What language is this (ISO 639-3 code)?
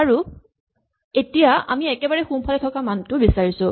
asm